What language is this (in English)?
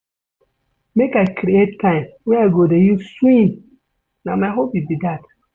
Nigerian Pidgin